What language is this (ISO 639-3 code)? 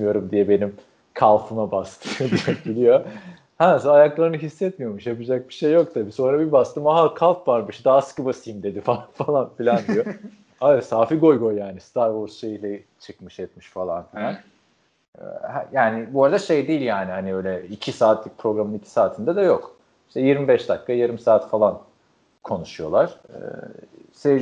tur